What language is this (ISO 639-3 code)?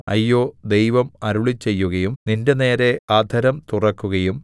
mal